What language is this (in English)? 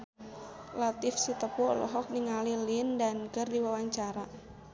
Sundanese